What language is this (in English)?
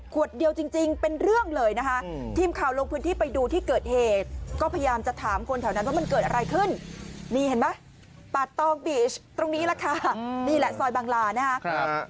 Thai